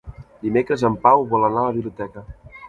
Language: Catalan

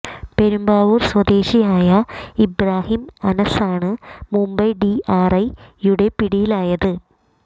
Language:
Malayalam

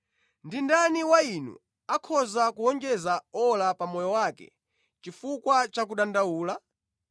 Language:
Nyanja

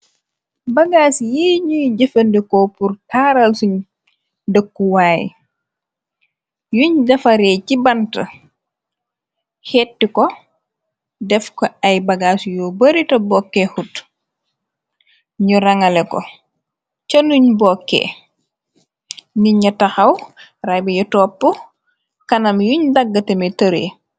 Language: Wolof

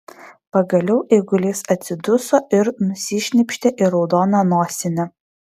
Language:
Lithuanian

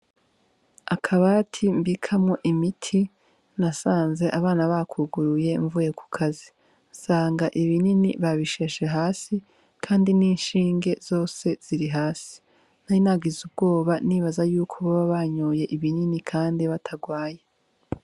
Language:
Rundi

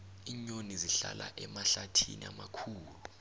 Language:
South Ndebele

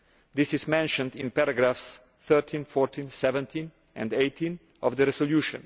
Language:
English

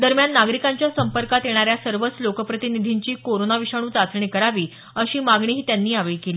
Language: Marathi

